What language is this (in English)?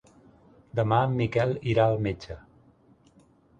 Catalan